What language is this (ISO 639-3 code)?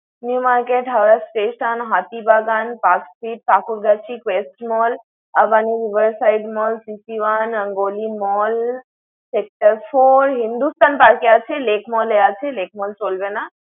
ben